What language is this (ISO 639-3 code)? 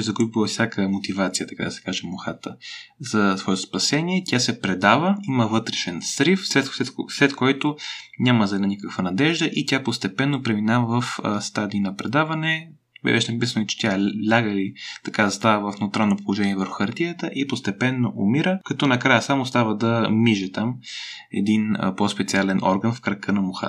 bul